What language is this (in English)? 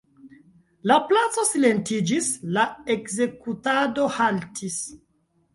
Esperanto